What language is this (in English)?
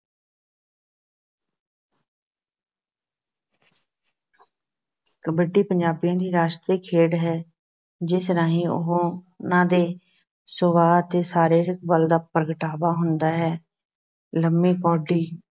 Punjabi